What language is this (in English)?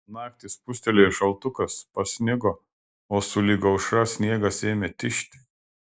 Lithuanian